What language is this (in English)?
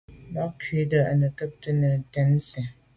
Medumba